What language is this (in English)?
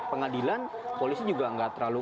Indonesian